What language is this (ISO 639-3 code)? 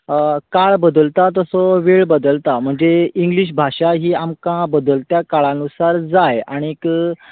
kok